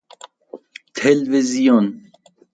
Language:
Persian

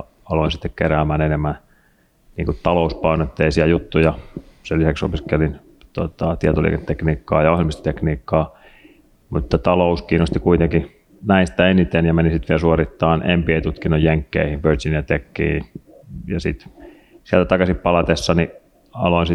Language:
Finnish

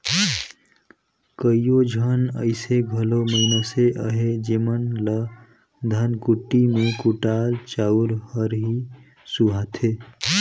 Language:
Chhattisgarhi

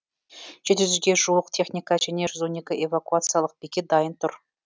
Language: Kazakh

